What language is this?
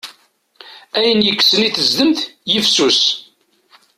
Kabyle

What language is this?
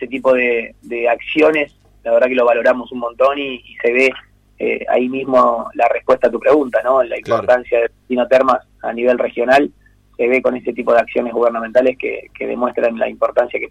Spanish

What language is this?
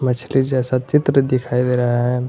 Hindi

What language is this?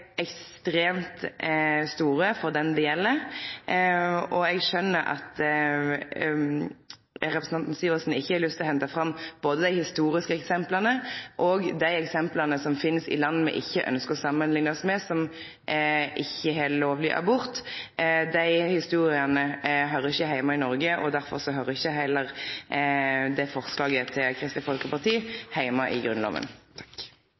Norwegian Nynorsk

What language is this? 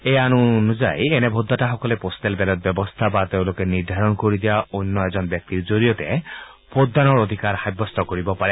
Assamese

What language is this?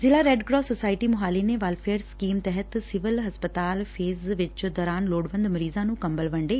Punjabi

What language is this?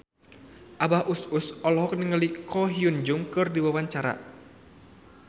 Sundanese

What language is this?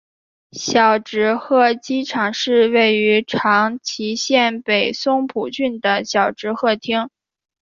Chinese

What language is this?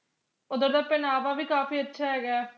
Punjabi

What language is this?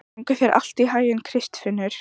Icelandic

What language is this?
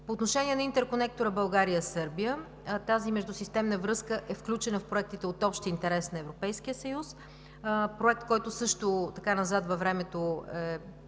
Bulgarian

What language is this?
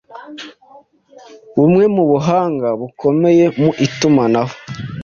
Kinyarwanda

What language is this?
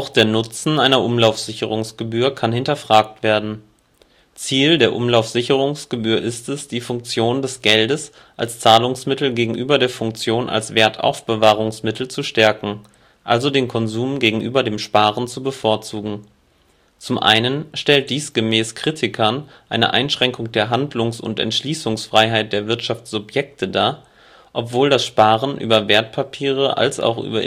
German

